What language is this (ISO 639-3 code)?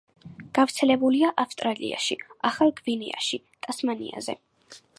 kat